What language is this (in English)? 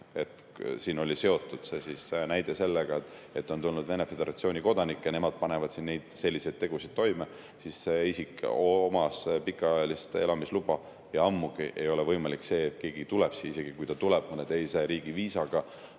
Estonian